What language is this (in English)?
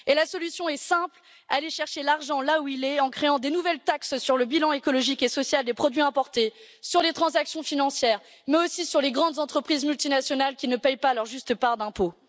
French